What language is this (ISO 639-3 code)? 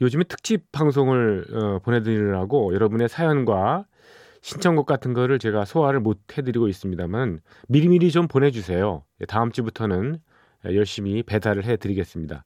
kor